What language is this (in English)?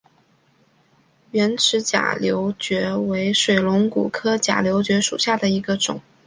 Chinese